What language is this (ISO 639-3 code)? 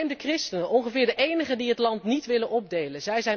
nld